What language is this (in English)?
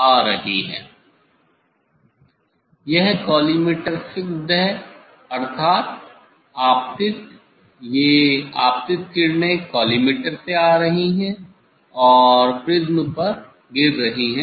Hindi